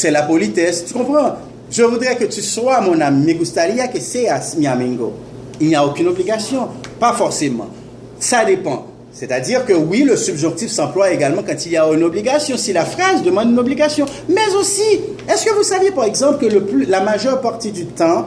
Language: French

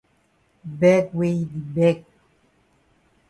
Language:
Cameroon Pidgin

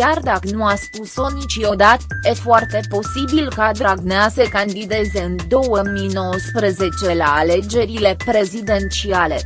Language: Romanian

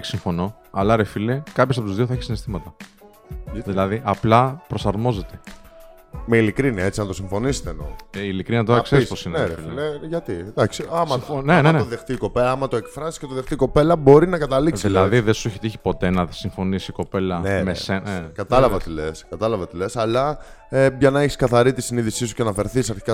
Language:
Greek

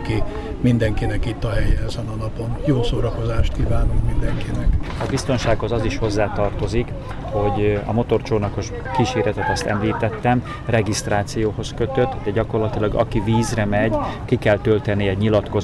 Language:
Hungarian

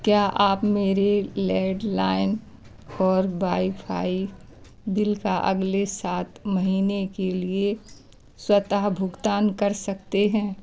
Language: Hindi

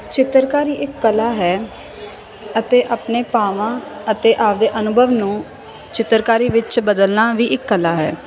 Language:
Punjabi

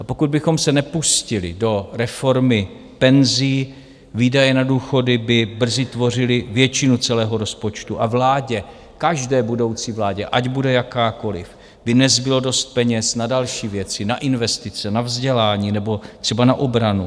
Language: Czech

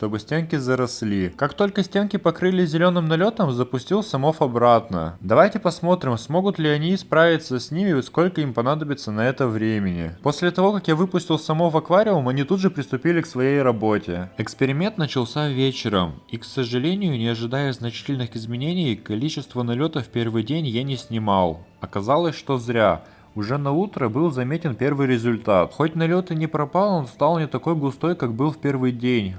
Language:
Russian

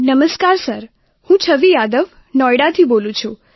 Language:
Gujarati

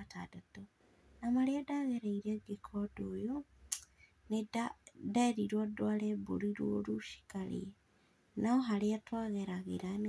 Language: Kikuyu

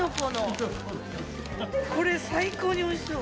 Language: Japanese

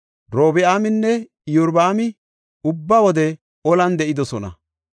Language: Gofa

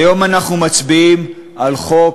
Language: Hebrew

